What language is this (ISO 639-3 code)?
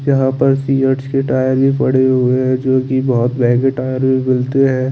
hin